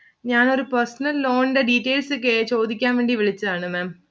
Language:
Malayalam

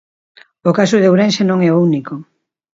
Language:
Galician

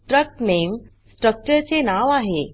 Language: Marathi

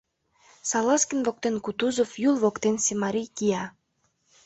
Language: Mari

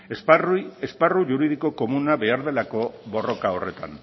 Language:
Basque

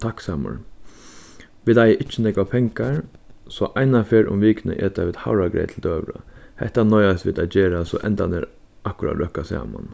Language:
Faroese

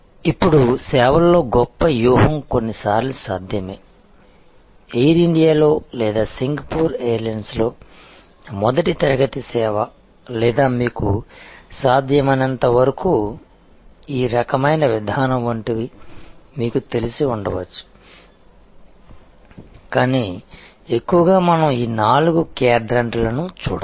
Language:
Telugu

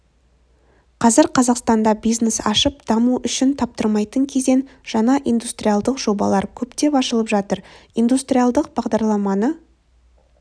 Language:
Kazakh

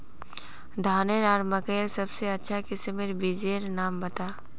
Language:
Magahi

